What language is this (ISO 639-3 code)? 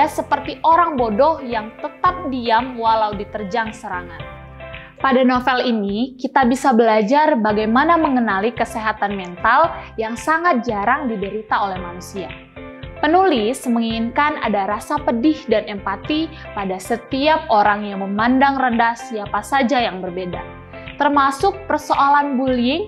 ind